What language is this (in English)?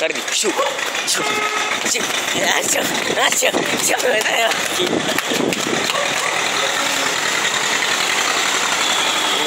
Arabic